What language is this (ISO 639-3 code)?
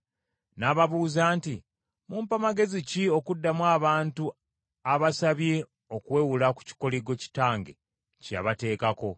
lug